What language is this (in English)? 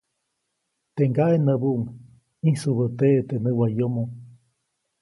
Copainalá Zoque